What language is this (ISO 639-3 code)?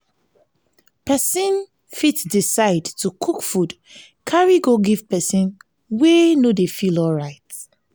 pcm